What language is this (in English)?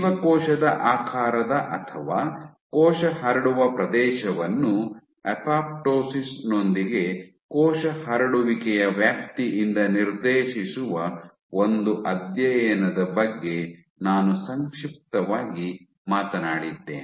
Kannada